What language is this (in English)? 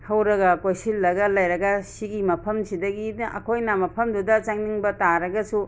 Manipuri